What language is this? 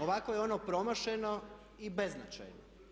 Croatian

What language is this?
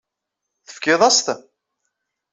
Kabyle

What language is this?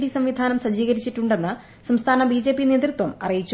Malayalam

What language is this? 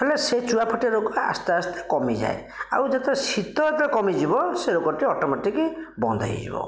Odia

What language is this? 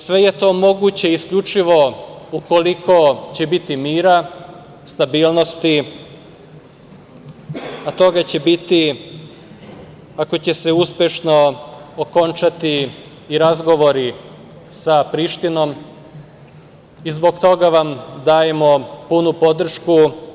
Serbian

